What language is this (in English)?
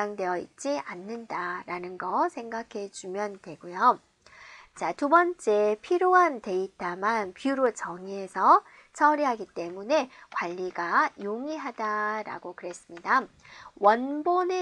Korean